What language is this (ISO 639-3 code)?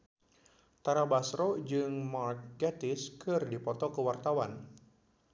sun